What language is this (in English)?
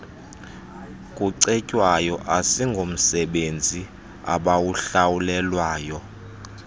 Xhosa